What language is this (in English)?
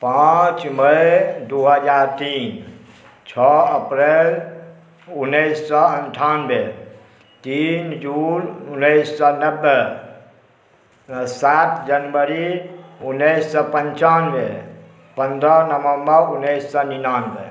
Maithili